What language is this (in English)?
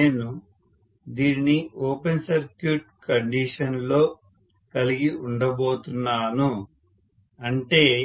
Telugu